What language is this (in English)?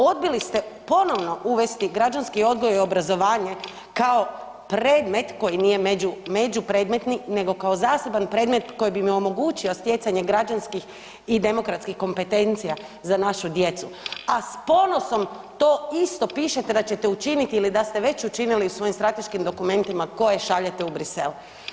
Croatian